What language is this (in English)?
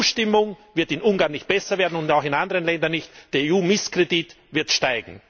German